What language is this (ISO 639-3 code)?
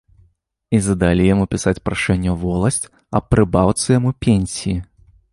bel